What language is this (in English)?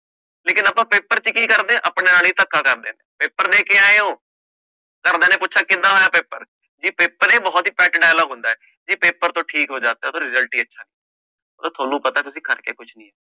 Punjabi